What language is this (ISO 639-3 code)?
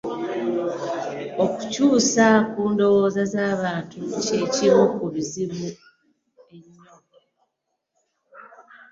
lug